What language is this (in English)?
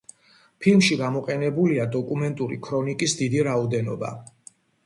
Georgian